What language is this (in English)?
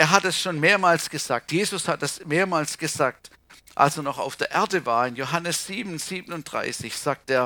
German